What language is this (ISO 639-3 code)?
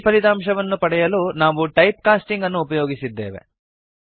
kan